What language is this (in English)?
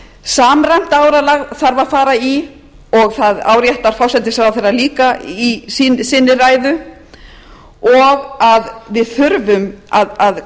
Icelandic